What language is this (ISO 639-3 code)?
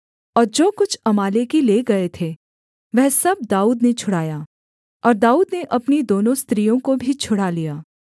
hin